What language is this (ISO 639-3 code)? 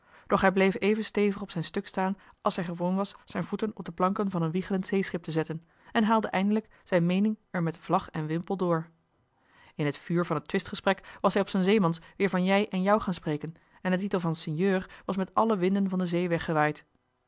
nld